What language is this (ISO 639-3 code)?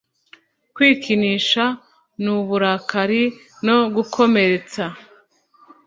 kin